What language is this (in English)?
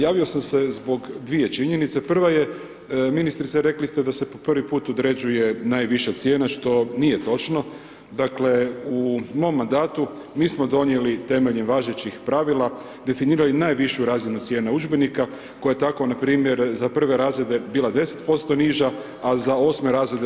Croatian